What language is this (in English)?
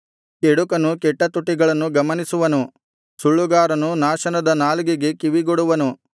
Kannada